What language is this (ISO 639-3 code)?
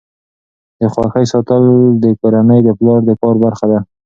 pus